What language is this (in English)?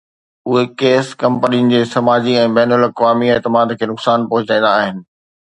Sindhi